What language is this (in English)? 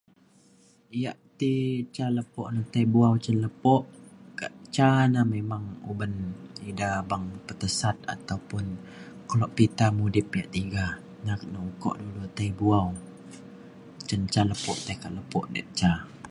Mainstream Kenyah